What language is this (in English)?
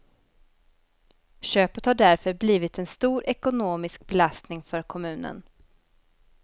Swedish